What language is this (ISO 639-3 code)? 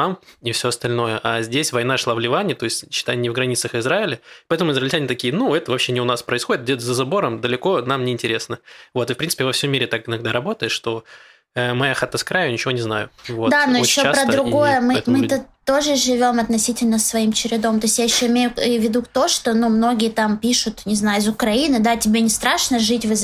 rus